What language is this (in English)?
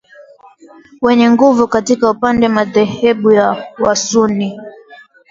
Swahili